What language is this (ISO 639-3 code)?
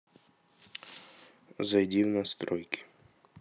rus